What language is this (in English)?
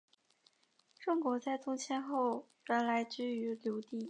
Chinese